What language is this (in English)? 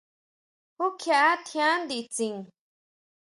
Huautla Mazatec